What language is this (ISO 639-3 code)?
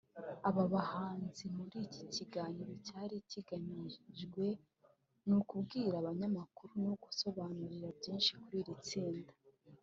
kin